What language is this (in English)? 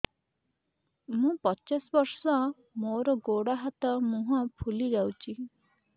Odia